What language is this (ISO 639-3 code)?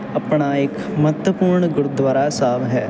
pan